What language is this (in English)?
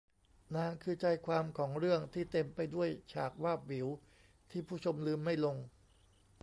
Thai